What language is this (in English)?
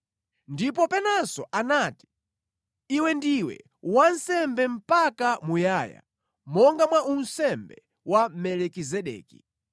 Nyanja